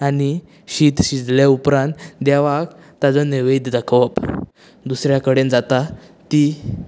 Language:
Konkani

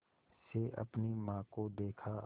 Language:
Hindi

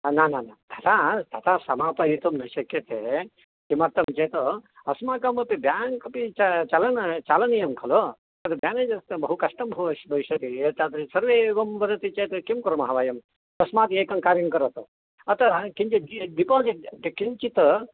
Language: Sanskrit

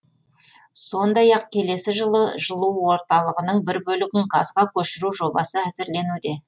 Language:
Kazakh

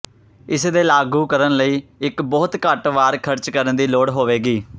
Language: Punjabi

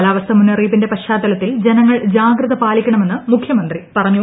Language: Malayalam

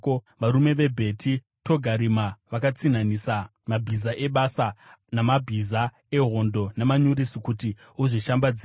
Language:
Shona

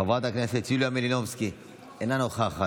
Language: Hebrew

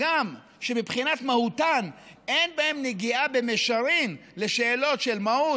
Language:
Hebrew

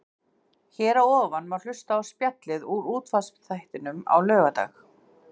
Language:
Icelandic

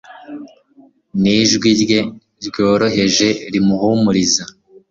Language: Kinyarwanda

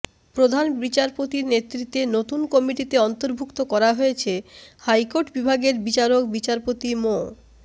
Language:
Bangla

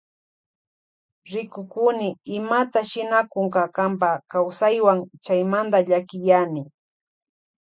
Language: Loja Highland Quichua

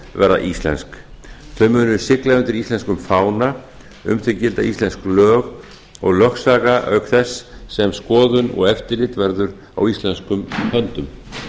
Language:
Icelandic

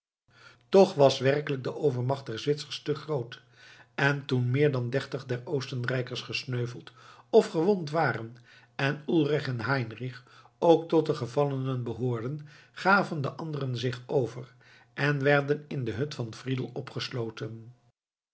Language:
Dutch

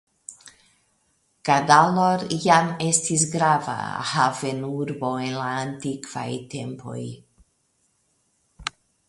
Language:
Esperanto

